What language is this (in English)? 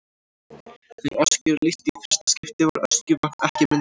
Icelandic